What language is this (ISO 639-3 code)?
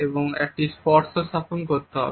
ben